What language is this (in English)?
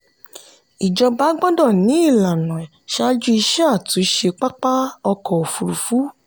Yoruba